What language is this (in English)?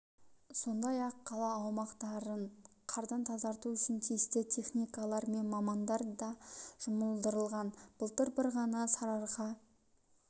Kazakh